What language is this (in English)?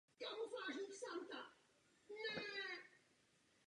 Czech